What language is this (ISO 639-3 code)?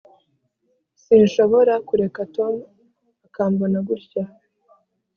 kin